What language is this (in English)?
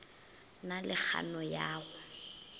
Northern Sotho